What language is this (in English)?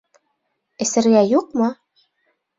Bashkir